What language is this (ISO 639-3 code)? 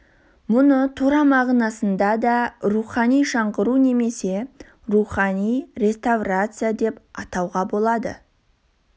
kaz